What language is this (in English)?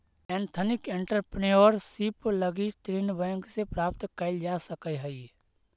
Magahi